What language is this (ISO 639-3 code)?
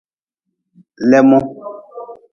nmz